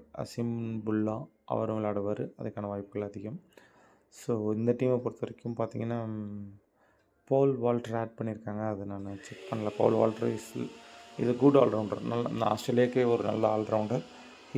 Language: Tamil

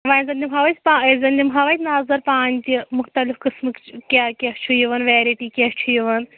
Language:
Kashmiri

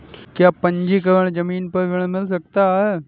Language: Hindi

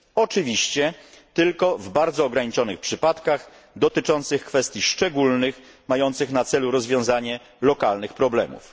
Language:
Polish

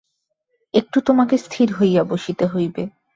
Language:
Bangla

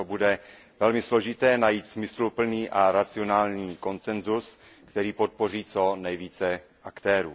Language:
Czech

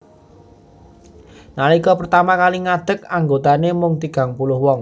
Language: Javanese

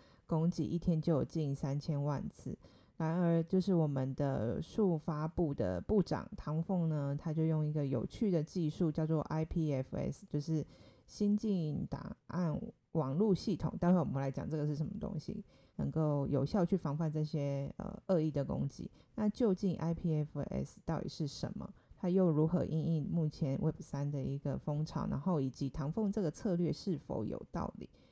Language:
Chinese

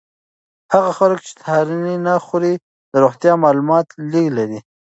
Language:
Pashto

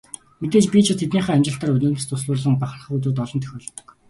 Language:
Mongolian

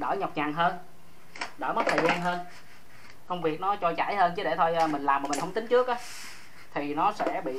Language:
Vietnamese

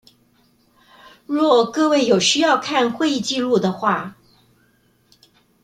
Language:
Chinese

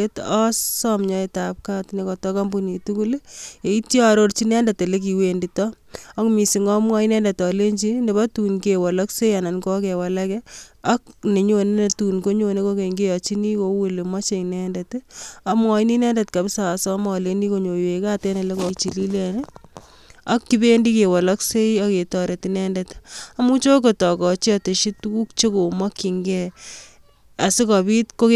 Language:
Kalenjin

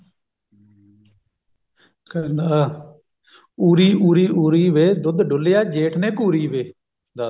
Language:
Punjabi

